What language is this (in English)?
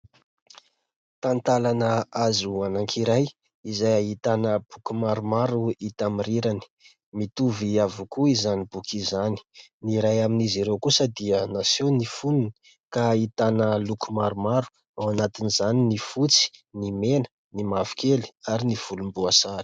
Malagasy